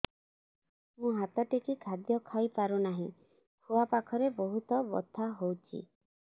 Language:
Odia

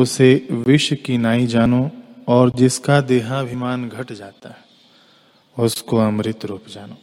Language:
Hindi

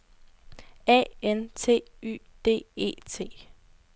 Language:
Danish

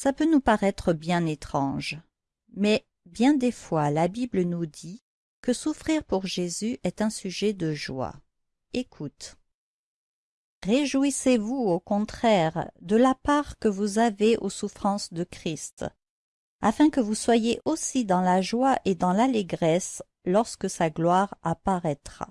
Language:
French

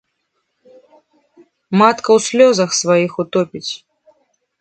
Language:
Belarusian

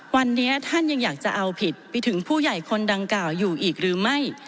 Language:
Thai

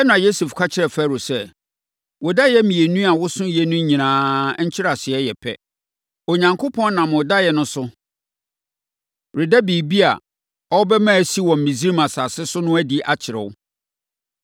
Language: Akan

